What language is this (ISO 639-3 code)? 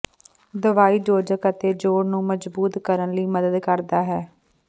pan